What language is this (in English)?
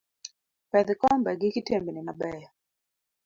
Luo (Kenya and Tanzania)